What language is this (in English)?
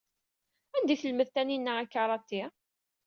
Kabyle